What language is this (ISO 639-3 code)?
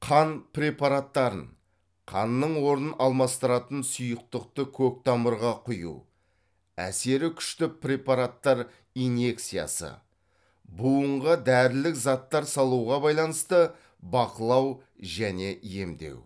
kaz